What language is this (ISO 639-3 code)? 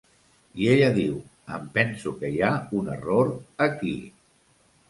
cat